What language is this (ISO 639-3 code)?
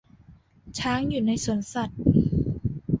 tha